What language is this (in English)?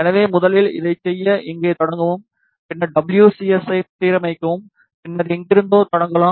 Tamil